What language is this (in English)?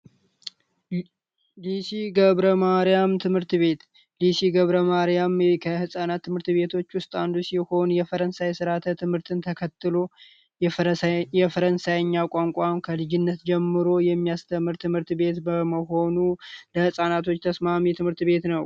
Amharic